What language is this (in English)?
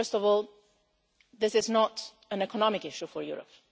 English